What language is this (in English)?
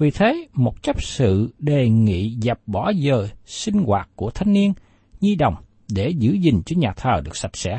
Vietnamese